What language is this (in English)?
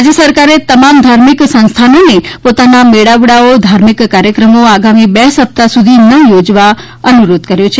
Gujarati